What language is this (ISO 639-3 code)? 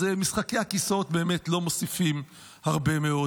heb